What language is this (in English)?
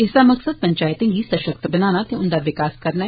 Dogri